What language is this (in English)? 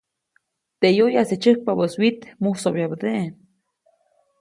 Copainalá Zoque